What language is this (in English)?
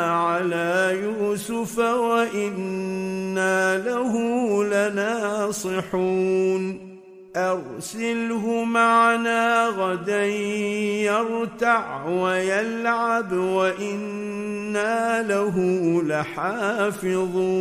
Arabic